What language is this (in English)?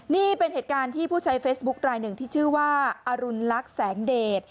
Thai